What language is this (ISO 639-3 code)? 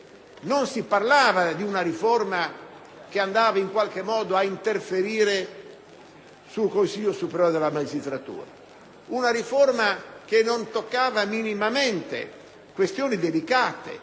ita